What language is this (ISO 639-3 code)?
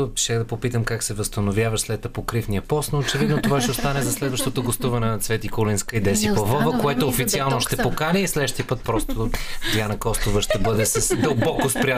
bul